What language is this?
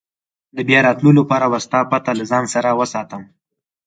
Pashto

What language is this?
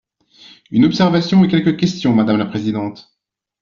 French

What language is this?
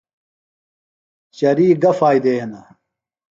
Phalura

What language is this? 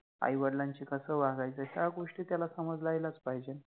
Marathi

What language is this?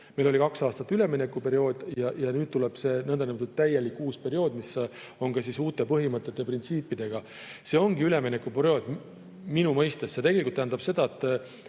Estonian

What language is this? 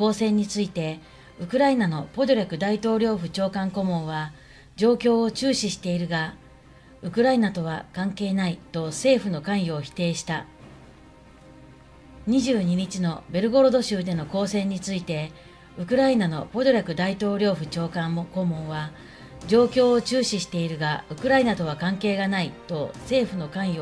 Japanese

